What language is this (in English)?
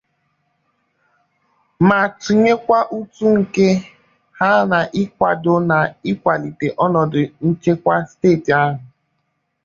Igbo